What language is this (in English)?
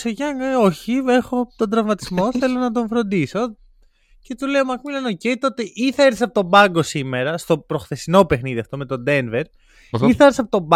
Greek